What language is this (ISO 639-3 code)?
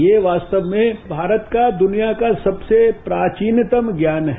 hin